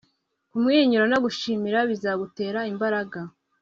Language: Kinyarwanda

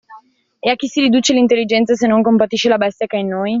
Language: Italian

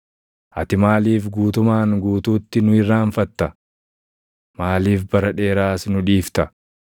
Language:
Oromo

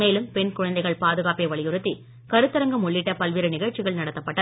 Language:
Tamil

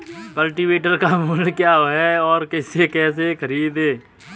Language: Hindi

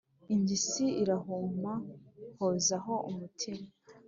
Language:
Kinyarwanda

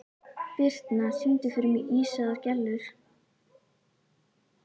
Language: Icelandic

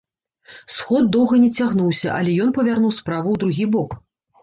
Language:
Belarusian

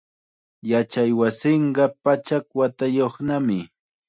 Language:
Chiquián Ancash Quechua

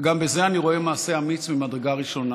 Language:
Hebrew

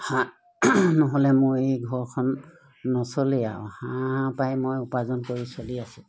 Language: Assamese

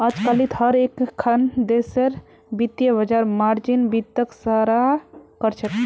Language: Magahi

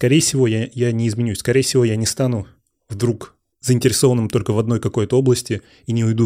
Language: Russian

